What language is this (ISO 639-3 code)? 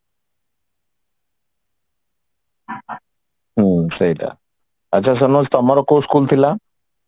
ori